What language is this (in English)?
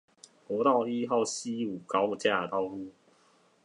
Chinese